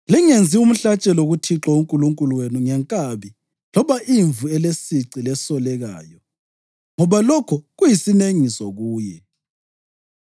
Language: North Ndebele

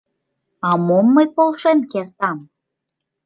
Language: Mari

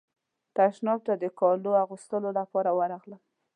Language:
Pashto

